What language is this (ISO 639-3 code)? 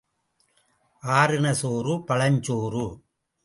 tam